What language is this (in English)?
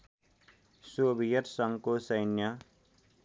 Nepali